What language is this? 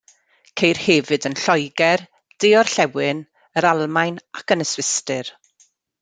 Welsh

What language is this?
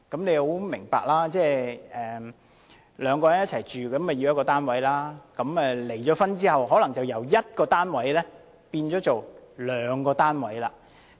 Cantonese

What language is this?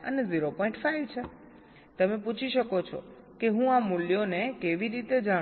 Gujarati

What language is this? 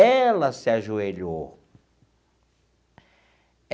Portuguese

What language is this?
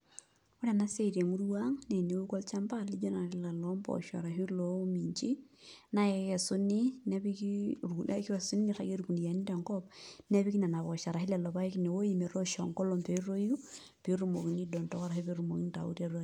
Masai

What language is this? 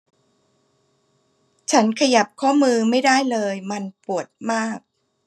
Thai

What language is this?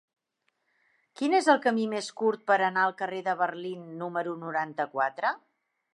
Catalan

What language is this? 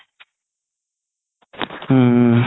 Assamese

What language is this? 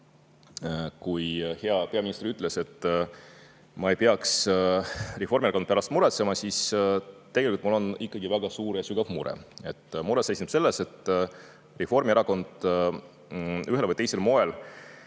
Estonian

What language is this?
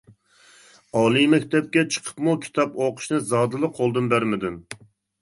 Uyghur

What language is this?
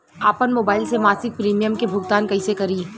Bhojpuri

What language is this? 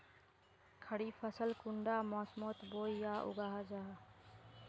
Magahi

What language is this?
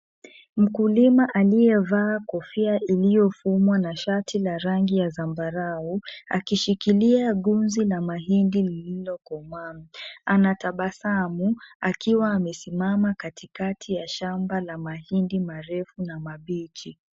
Swahili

